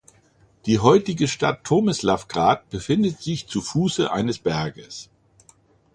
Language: German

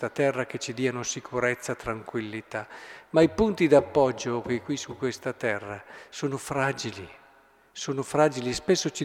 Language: Italian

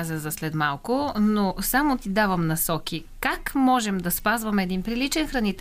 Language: Bulgarian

